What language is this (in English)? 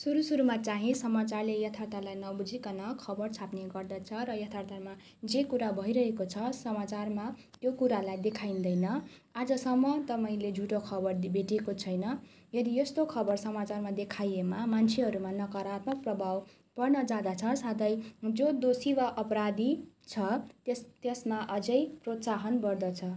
Nepali